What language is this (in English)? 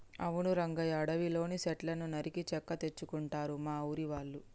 Telugu